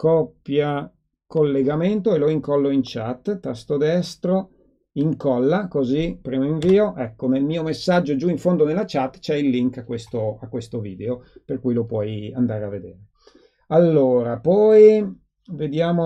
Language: Italian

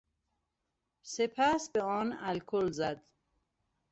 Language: Persian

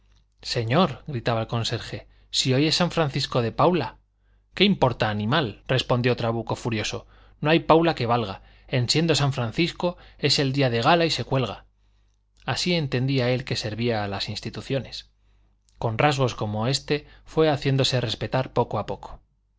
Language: Spanish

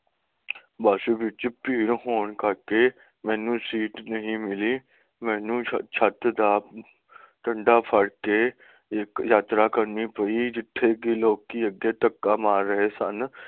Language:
Punjabi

